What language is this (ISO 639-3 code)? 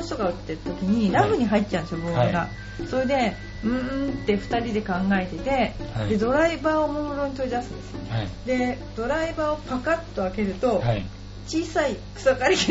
jpn